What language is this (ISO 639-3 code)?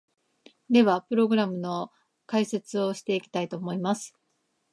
jpn